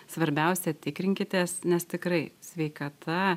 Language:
Lithuanian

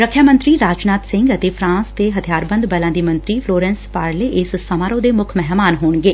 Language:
Punjabi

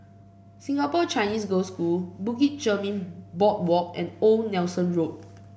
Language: English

